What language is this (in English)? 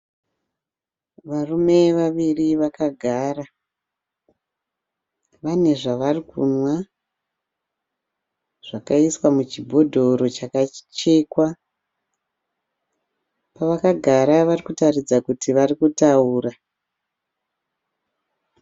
Shona